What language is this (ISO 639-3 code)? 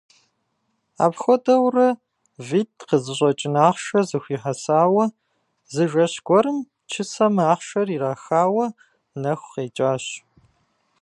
kbd